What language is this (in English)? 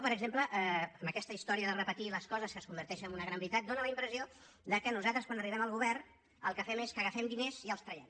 Catalan